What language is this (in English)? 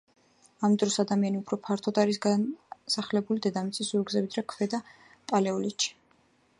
Georgian